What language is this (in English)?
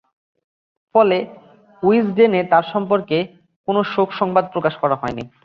Bangla